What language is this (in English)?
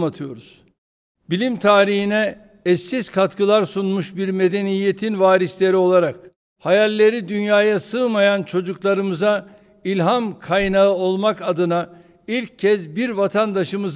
Turkish